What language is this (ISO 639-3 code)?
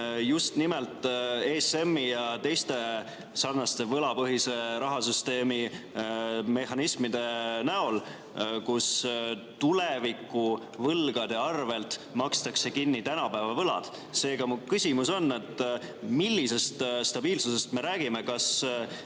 est